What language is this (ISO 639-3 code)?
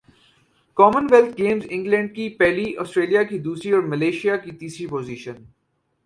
urd